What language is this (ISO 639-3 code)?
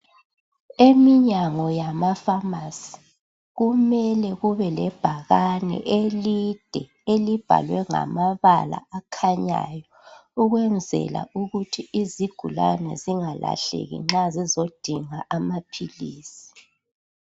nde